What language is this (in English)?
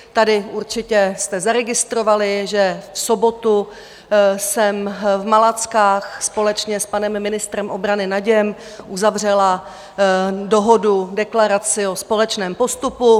Czech